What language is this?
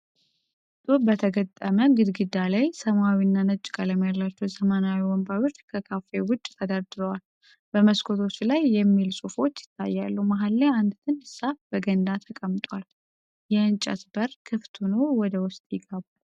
Amharic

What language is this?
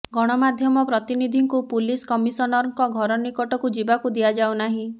Odia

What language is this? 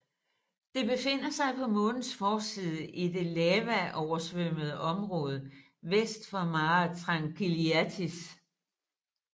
Danish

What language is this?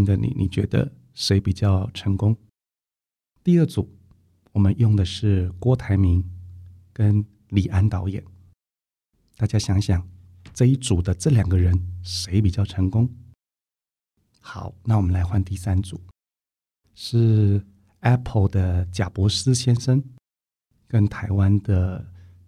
Chinese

